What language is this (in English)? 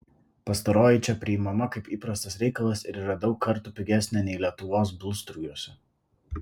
Lithuanian